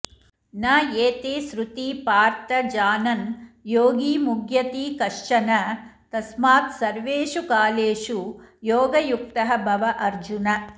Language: Sanskrit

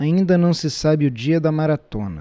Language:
Portuguese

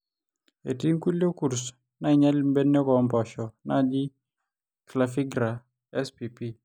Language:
Masai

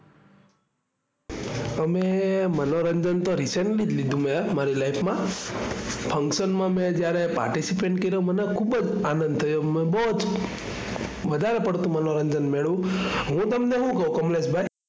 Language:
Gujarati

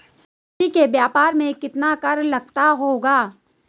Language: Hindi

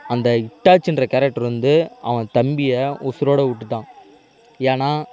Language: Tamil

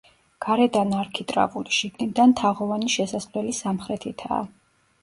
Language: Georgian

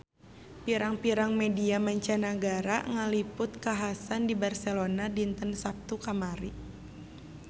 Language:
Sundanese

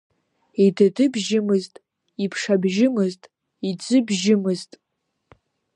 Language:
Abkhazian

